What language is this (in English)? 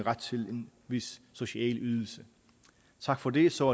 Danish